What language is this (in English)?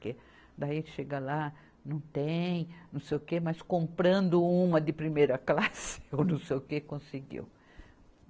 Portuguese